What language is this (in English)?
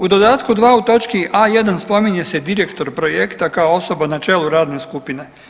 Croatian